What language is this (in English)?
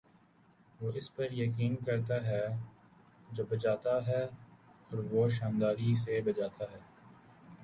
Urdu